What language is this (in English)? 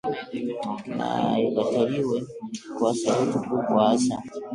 Swahili